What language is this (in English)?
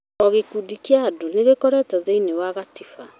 Kikuyu